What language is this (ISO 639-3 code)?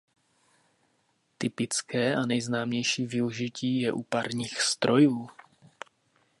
ces